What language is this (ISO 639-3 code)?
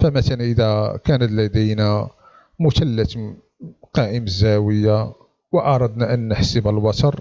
ara